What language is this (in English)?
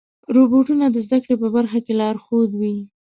Pashto